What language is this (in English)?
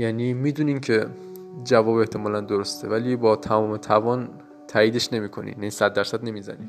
Persian